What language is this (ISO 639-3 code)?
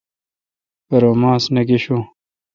xka